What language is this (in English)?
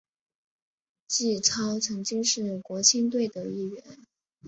Chinese